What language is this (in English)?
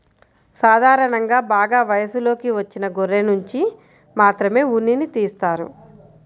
Telugu